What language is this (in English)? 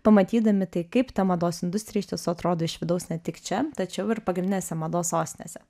Lithuanian